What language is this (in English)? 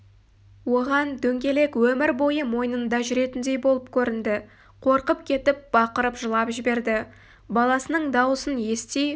Kazakh